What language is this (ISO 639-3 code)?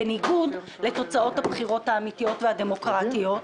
heb